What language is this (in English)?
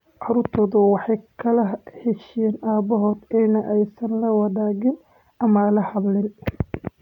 Somali